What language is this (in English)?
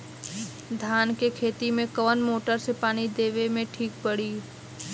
Bhojpuri